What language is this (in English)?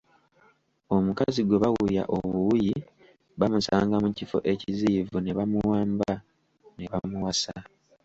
Ganda